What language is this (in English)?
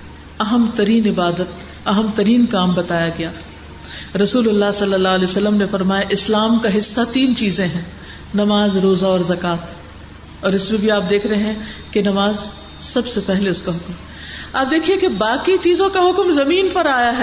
Urdu